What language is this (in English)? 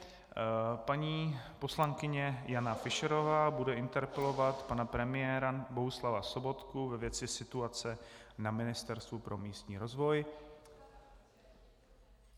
Czech